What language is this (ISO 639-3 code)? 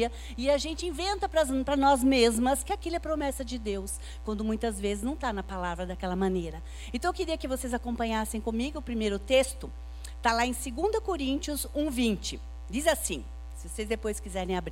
por